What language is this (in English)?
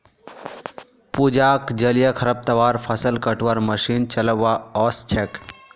Magahi